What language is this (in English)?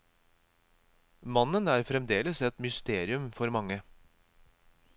Norwegian